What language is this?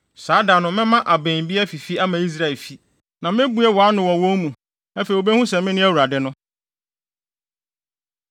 Akan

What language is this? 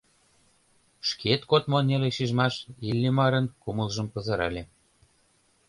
Mari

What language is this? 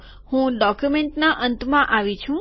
Gujarati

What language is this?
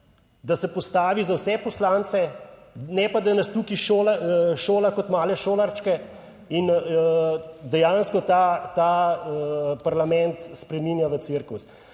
Slovenian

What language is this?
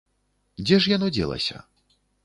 Belarusian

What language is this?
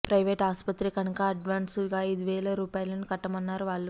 Telugu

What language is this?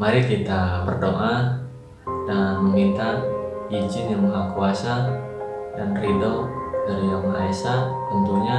Indonesian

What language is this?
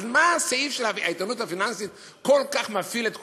Hebrew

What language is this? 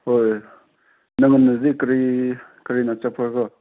Manipuri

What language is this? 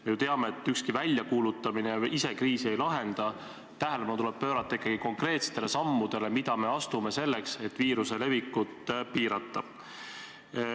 Estonian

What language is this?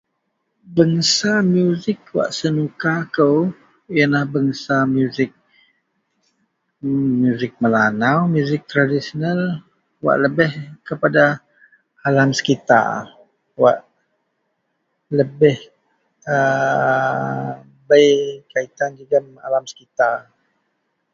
Central Melanau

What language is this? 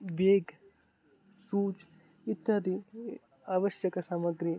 Sanskrit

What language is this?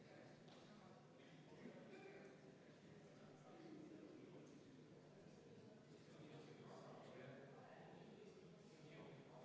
Estonian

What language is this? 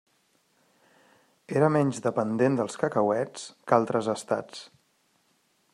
Catalan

